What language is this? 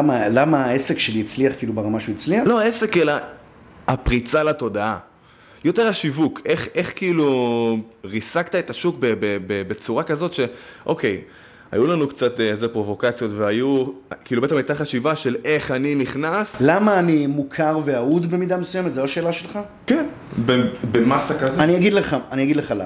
Hebrew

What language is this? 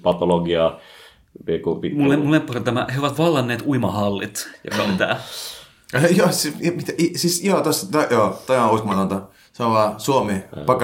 Finnish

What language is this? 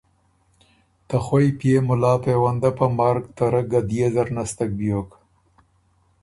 Ormuri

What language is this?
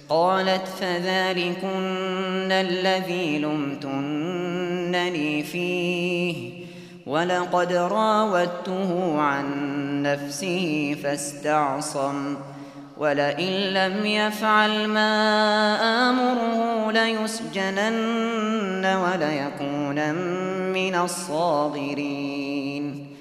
Arabic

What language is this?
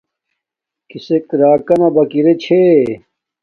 Domaaki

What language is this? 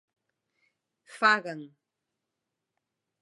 Galician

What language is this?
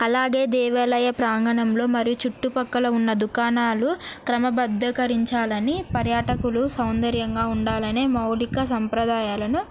Telugu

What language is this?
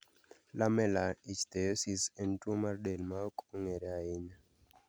Luo (Kenya and Tanzania)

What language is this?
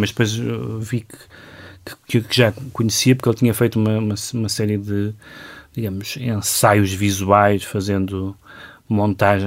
Portuguese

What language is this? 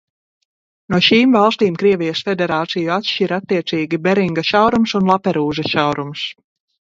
Latvian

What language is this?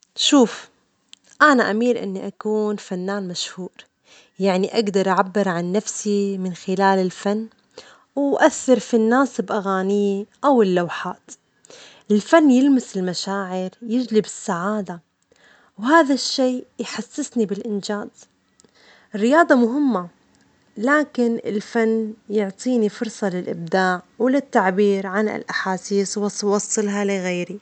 Omani Arabic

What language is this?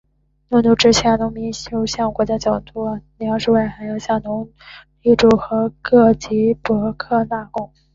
Chinese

